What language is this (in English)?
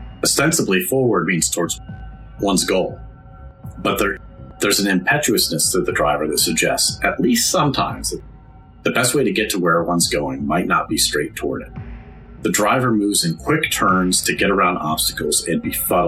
English